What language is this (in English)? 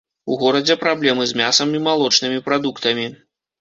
Belarusian